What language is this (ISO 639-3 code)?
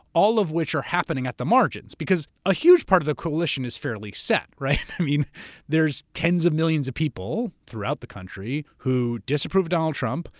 eng